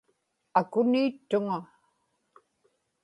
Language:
Inupiaq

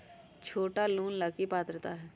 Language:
Magahi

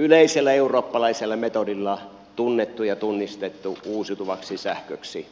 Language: Finnish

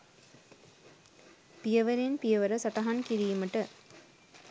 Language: Sinhala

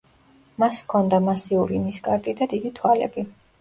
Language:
Georgian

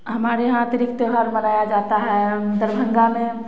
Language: Hindi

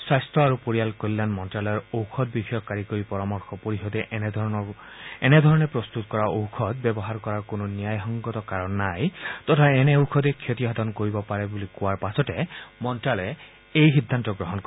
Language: Assamese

